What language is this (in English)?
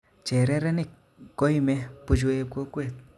Kalenjin